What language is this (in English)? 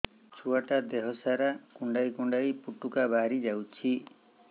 Odia